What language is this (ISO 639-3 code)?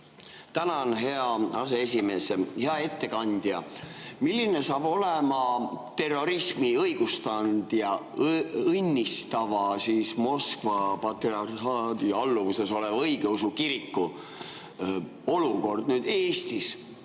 est